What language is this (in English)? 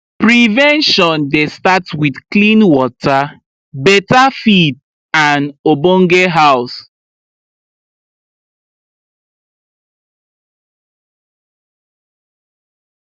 Nigerian Pidgin